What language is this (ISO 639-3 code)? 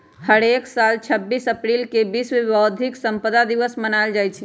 mag